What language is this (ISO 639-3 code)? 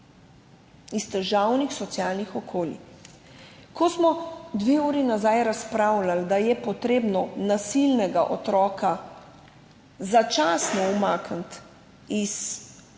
slv